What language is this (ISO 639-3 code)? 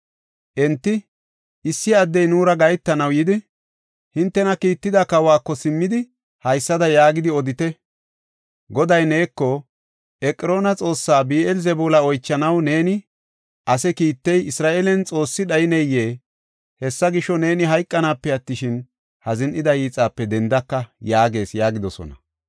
gof